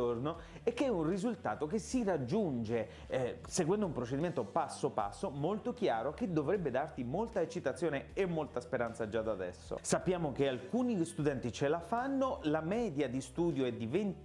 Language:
Italian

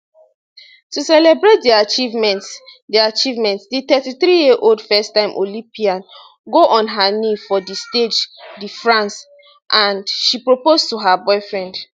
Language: Nigerian Pidgin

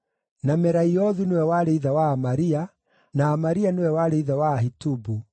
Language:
Kikuyu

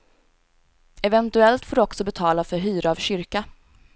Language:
Swedish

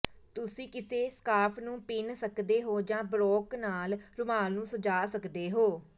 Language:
Punjabi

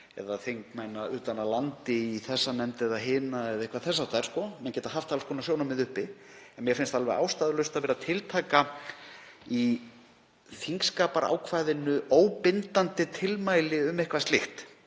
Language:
Icelandic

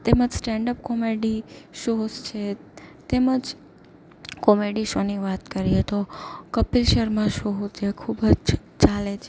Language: Gujarati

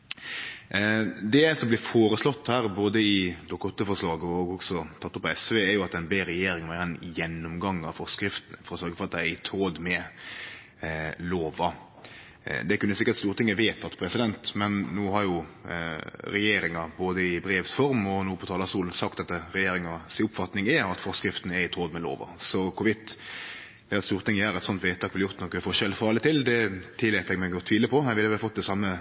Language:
Norwegian Nynorsk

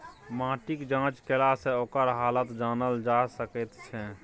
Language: Maithili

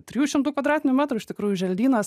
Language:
Lithuanian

